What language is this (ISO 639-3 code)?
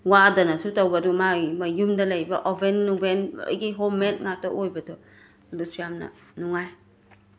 mni